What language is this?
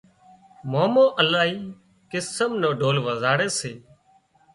Wadiyara Koli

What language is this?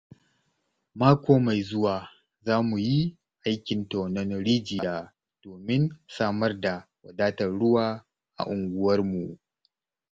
Hausa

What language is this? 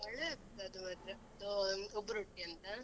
Kannada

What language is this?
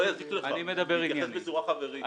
Hebrew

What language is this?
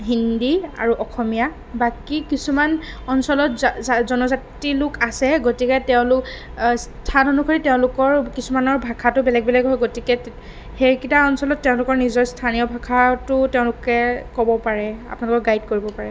Assamese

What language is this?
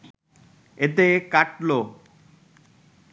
Bangla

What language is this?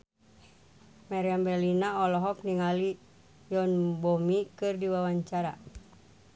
Sundanese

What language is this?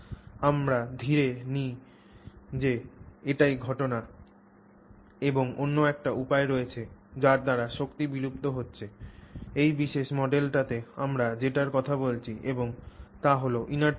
Bangla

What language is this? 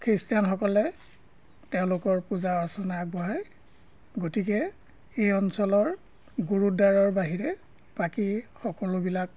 Assamese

